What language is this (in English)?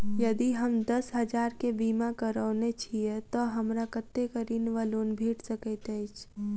Maithili